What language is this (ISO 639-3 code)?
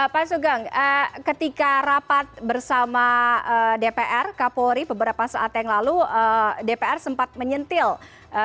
ind